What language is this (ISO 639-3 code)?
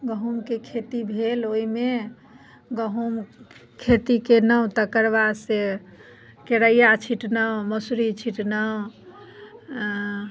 mai